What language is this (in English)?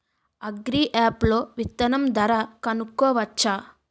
Telugu